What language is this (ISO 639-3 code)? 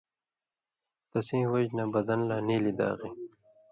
mvy